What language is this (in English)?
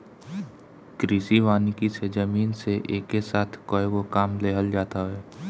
Bhojpuri